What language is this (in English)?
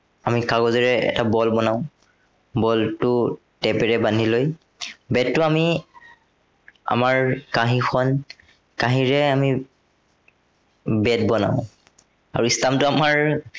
Assamese